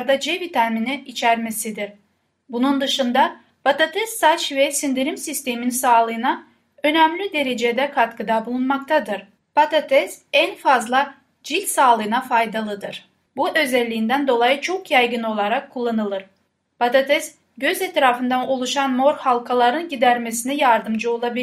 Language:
Turkish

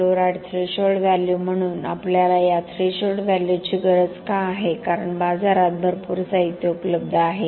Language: Marathi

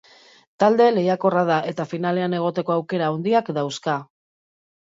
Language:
Basque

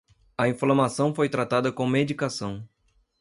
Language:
Portuguese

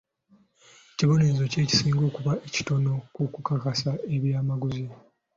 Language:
Ganda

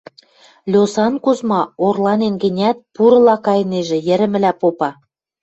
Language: Western Mari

